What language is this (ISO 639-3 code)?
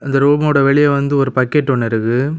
tam